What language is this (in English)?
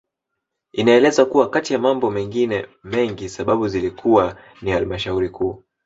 Swahili